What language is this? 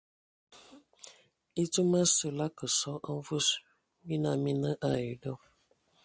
Ewondo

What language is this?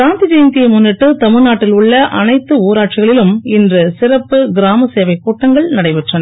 Tamil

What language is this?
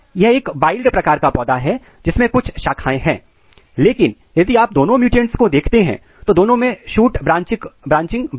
Hindi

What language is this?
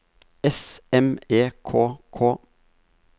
Norwegian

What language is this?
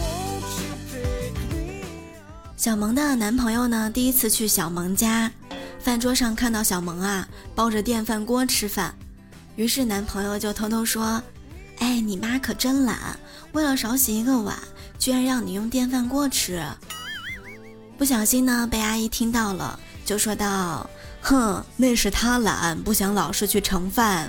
Chinese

